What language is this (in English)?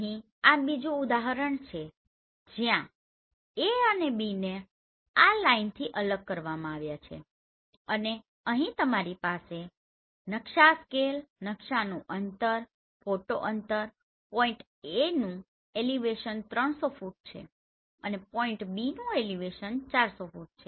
Gujarati